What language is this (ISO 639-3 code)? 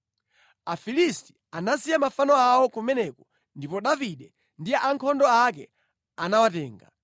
nya